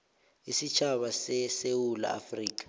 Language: South Ndebele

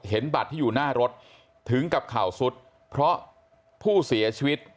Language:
Thai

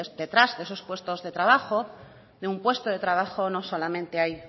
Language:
Spanish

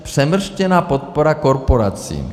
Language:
Czech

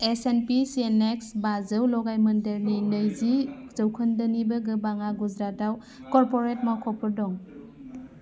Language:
Bodo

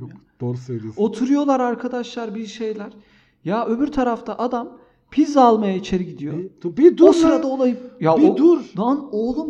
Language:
Turkish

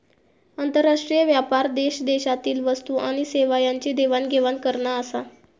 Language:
Marathi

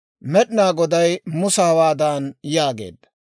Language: Dawro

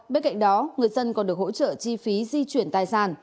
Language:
Vietnamese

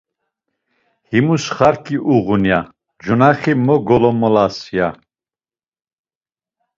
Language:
Laz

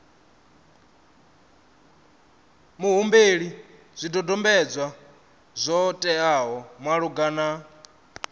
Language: Venda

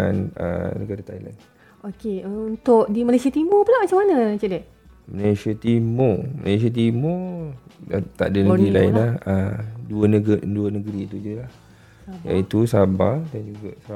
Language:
Malay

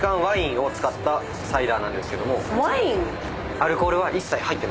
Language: Japanese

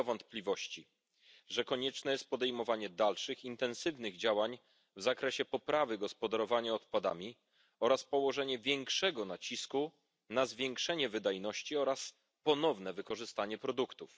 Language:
Polish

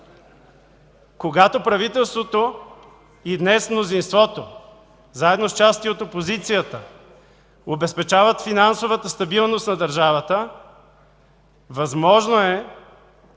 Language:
Bulgarian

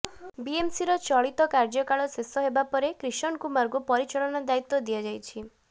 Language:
Odia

